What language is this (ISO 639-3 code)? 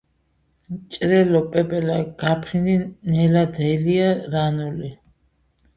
kat